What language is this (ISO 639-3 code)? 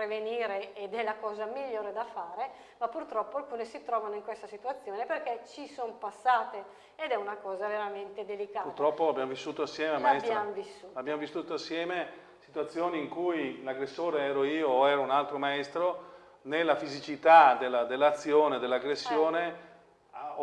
ita